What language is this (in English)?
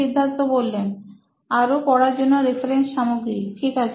Bangla